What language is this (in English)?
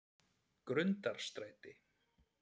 Icelandic